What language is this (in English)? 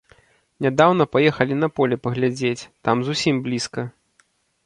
Belarusian